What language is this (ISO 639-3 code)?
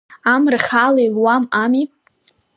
abk